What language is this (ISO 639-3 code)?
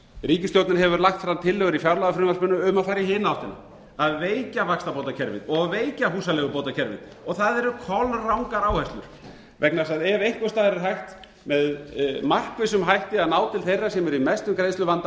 isl